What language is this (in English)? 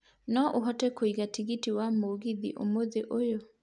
Kikuyu